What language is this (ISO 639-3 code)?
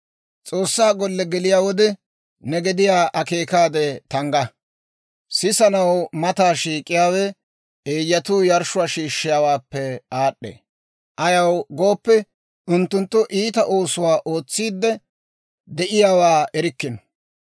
dwr